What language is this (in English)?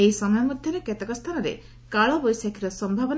Odia